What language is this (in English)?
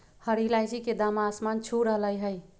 Magahi